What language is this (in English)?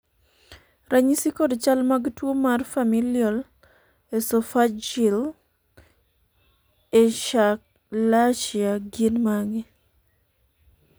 Luo (Kenya and Tanzania)